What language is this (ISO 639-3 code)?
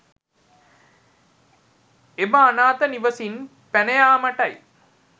sin